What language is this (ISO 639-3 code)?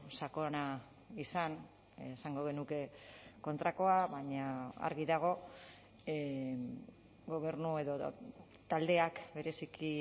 eus